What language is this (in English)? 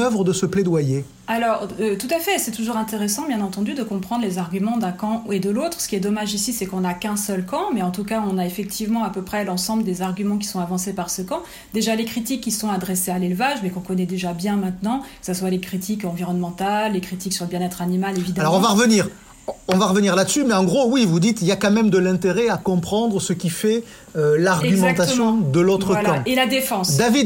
French